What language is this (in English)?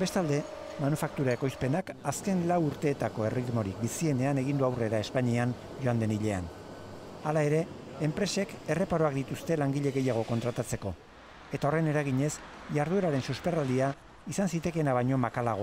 Spanish